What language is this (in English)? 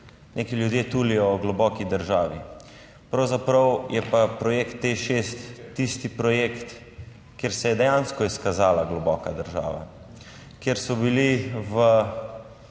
Slovenian